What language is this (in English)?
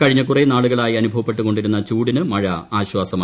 Malayalam